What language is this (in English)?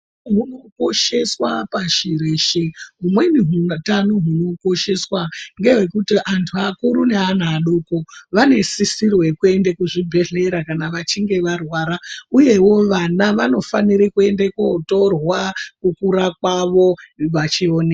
Ndau